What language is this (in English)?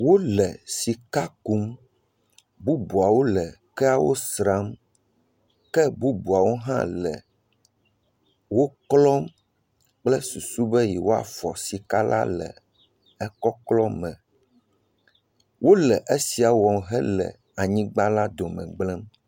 Ewe